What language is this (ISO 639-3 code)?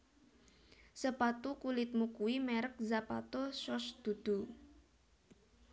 jav